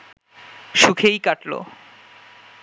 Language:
Bangla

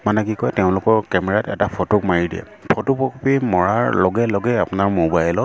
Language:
Assamese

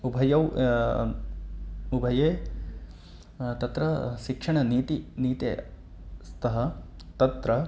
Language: Sanskrit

